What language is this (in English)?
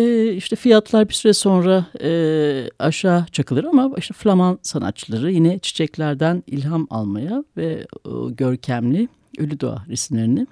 Turkish